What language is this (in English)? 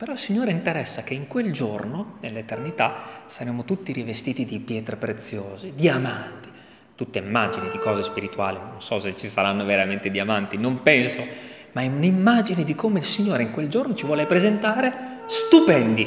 Italian